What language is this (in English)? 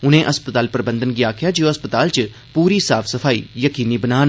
Dogri